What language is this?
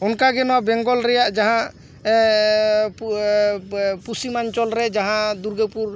Santali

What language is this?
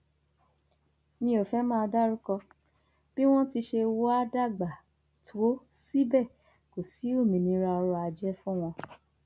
Yoruba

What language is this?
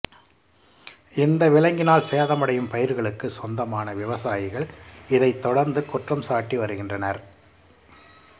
Tamil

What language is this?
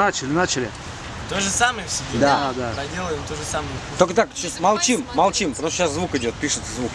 Russian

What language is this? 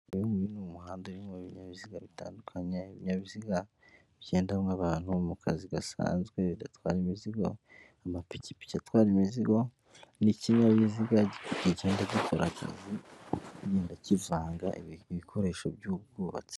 Kinyarwanda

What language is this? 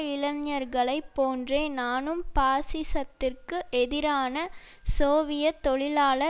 Tamil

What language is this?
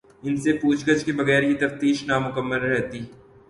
Urdu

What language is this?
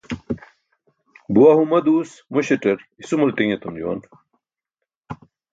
Burushaski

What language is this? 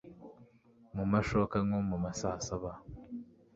Kinyarwanda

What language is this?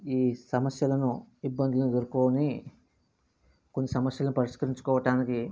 Telugu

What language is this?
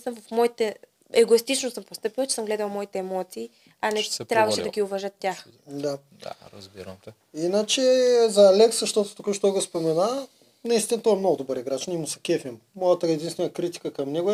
Bulgarian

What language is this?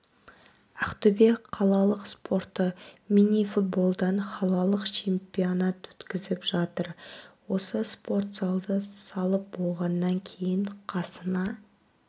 Kazakh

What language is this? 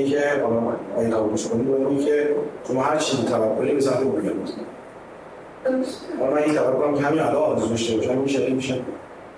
Persian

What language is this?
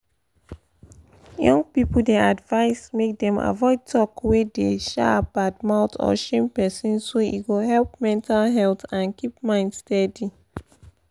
Nigerian Pidgin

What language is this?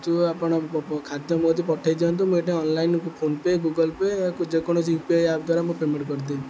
Odia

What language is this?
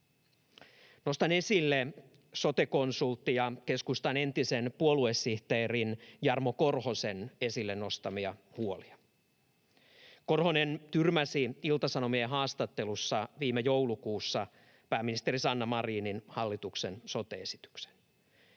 Finnish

